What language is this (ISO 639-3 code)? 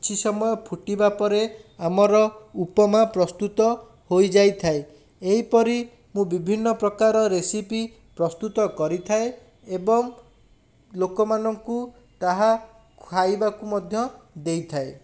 ori